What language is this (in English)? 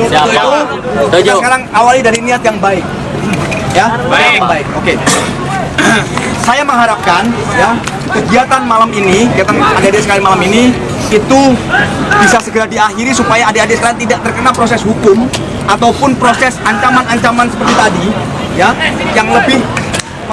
Indonesian